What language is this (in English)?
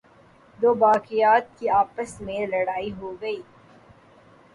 Urdu